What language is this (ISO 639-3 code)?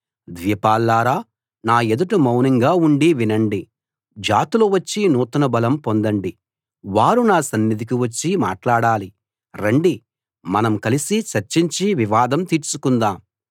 tel